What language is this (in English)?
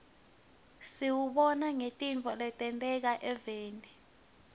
Swati